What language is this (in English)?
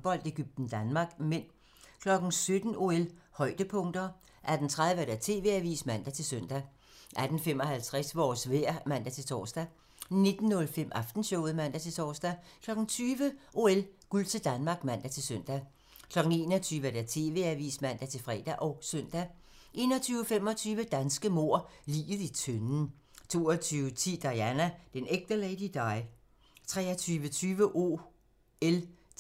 Danish